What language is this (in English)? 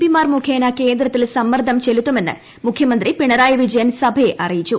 Malayalam